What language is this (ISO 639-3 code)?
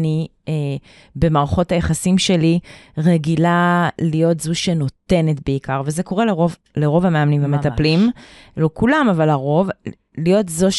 heb